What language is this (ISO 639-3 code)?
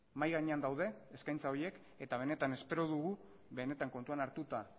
eus